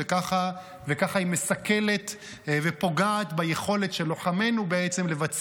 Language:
Hebrew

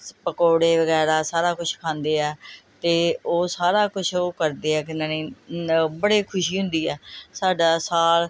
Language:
Punjabi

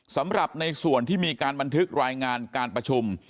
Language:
Thai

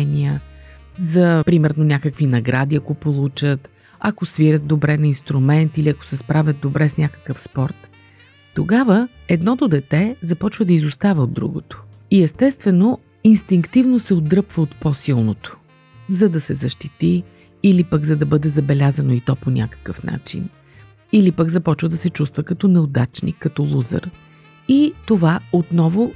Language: Bulgarian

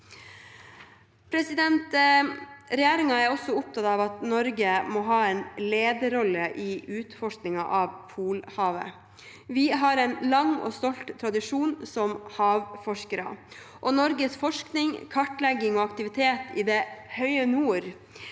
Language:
Norwegian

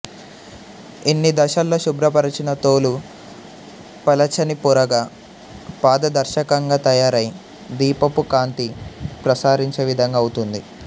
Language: Telugu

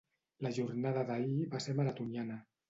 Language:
Catalan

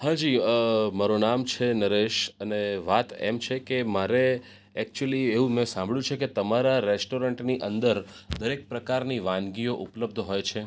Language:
Gujarati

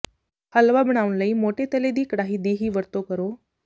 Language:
Punjabi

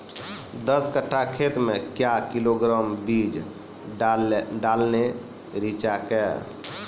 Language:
Maithili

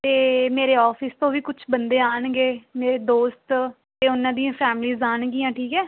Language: Punjabi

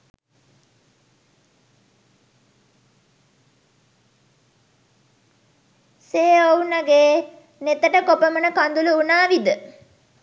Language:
Sinhala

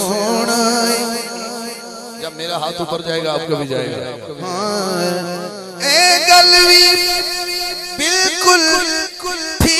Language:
Arabic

